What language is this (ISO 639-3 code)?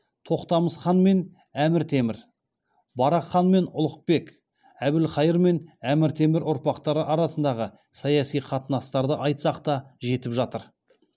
kaz